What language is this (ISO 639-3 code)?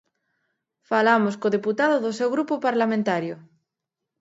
glg